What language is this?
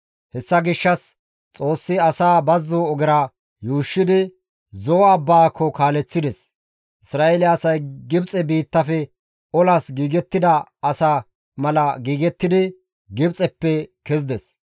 Gamo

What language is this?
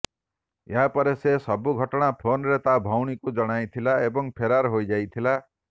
Odia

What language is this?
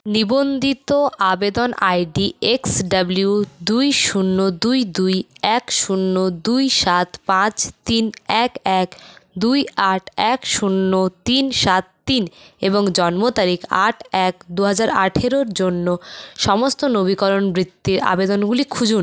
Bangla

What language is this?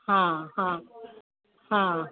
Sindhi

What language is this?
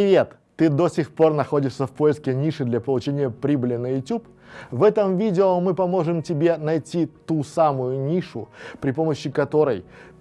Russian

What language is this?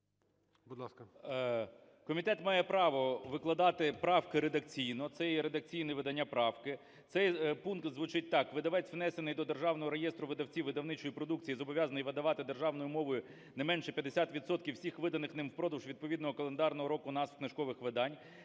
Ukrainian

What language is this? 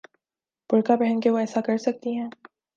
Urdu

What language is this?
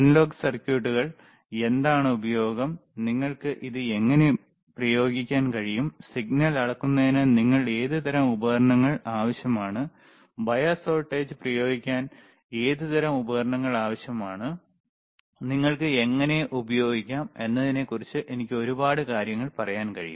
Malayalam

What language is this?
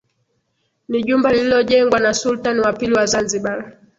Swahili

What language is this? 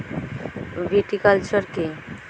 Bangla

